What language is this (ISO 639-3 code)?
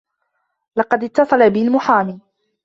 ara